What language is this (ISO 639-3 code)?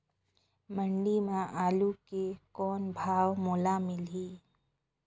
hne